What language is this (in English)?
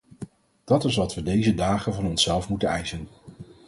Dutch